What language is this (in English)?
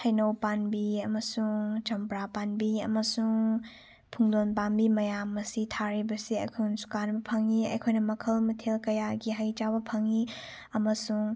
Manipuri